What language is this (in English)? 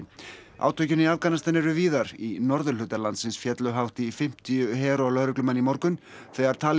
Icelandic